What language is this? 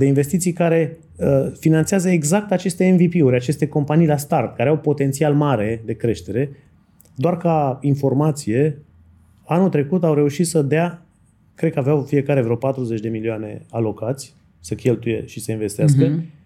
Romanian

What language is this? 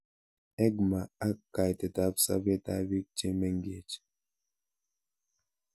Kalenjin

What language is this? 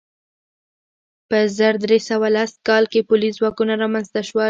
Pashto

